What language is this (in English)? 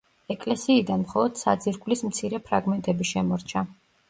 Georgian